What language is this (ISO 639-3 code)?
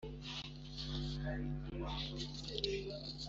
kin